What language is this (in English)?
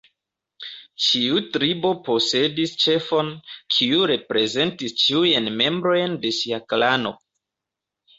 Esperanto